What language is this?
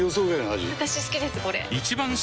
Japanese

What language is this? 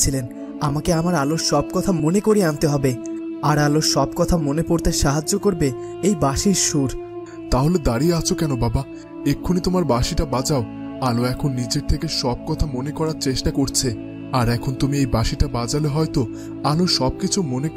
Hindi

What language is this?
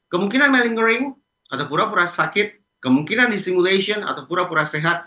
Indonesian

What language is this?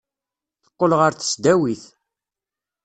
Kabyle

